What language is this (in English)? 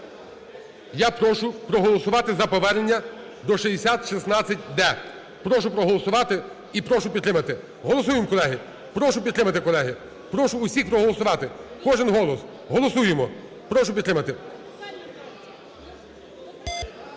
Ukrainian